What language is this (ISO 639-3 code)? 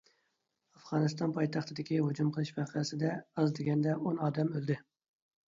uig